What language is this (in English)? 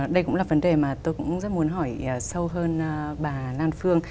Vietnamese